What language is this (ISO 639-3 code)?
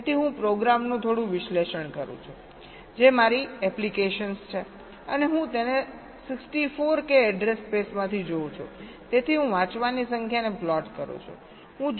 guj